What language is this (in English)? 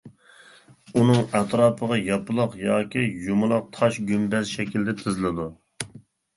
Uyghur